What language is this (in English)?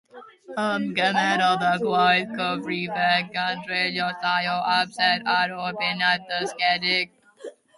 Welsh